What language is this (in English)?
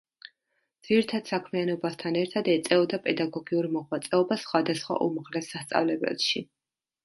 Georgian